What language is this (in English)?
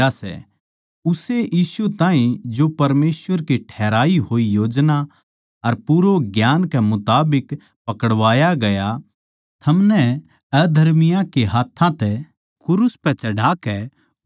Haryanvi